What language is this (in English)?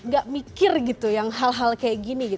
Indonesian